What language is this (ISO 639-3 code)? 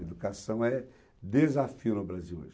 por